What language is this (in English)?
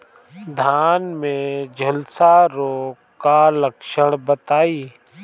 Bhojpuri